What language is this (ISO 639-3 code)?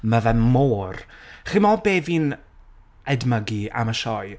cym